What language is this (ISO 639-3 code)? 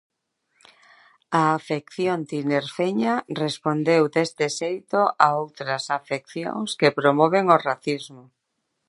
glg